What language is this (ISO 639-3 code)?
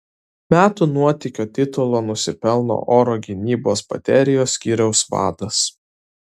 lit